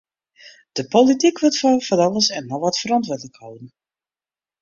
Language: Western Frisian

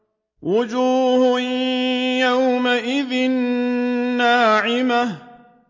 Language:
Arabic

